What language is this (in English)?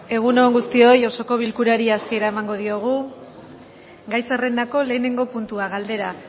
Basque